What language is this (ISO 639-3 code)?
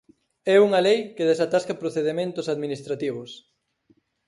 glg